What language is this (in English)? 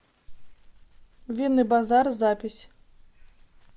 Russian